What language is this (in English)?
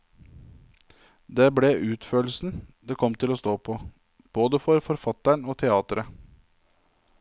Norwegian